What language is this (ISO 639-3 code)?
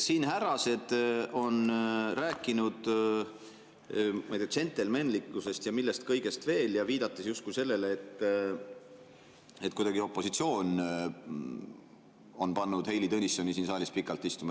est